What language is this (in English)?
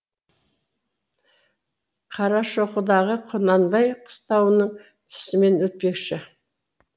Kazakh